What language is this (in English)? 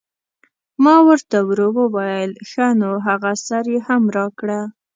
Pashto